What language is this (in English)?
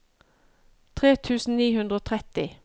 Norwegian